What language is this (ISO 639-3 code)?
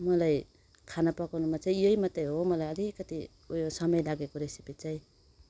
nep